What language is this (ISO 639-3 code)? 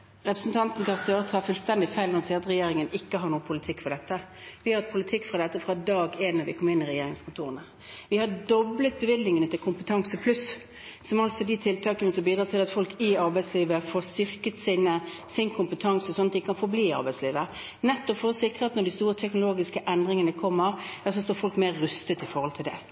nob